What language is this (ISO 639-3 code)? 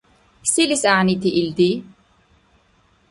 dar